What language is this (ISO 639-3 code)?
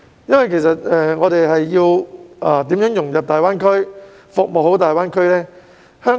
yue